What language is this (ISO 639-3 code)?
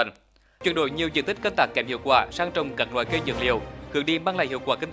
vie